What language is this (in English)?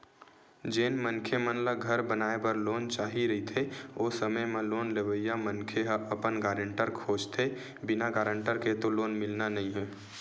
Chhattisgarhi